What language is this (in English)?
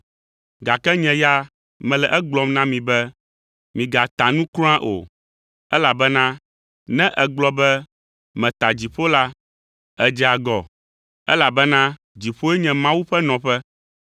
Ewe